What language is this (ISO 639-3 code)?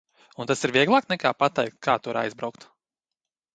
lav